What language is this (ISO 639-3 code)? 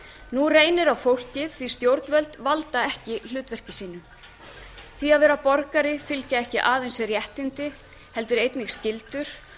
isl